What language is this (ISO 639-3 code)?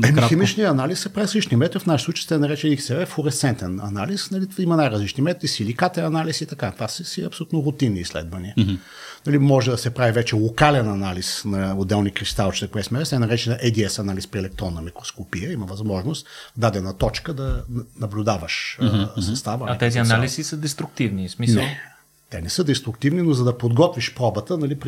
bul